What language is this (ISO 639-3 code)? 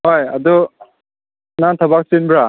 mni